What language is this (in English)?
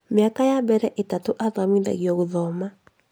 Kikuyu